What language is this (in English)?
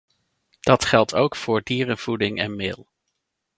Dutch